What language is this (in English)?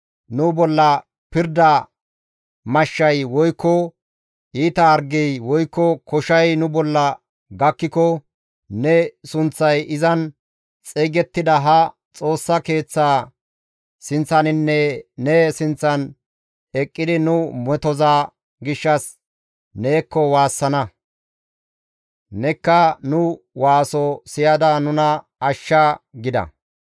Gamo